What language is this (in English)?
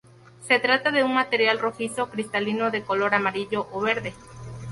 Spanish